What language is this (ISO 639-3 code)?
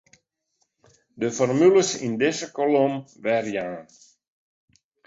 fry